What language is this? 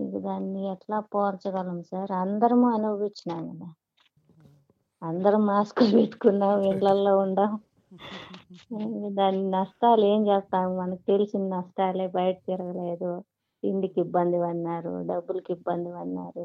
Telugu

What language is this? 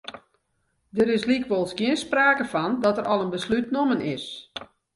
Western Frisian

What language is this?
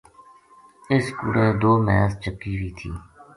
Gujari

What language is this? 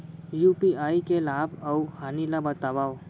Chhattisgarhi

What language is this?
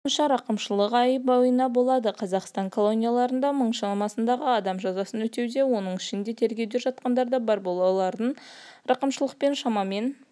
Kazakh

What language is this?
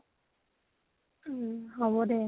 Assamese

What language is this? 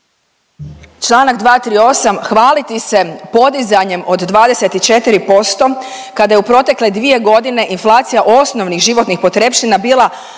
Croatian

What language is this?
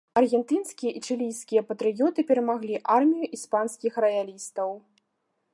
Belarusian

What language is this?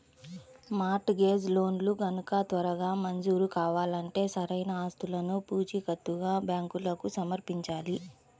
Telugu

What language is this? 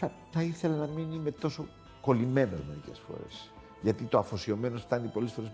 Greek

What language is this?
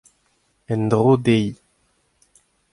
Breton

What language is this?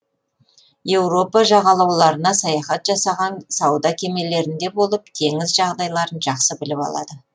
Kazakh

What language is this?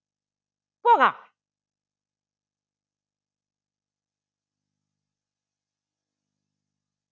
Malayalam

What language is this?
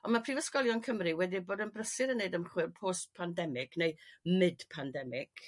Welsh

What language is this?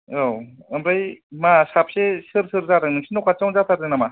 Bodo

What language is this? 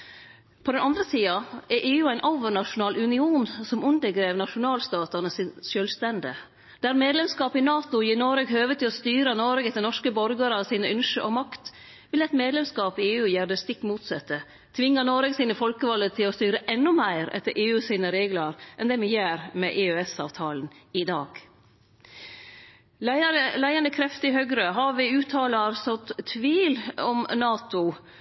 Norwegian Nynorsk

